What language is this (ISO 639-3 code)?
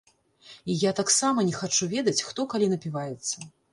bel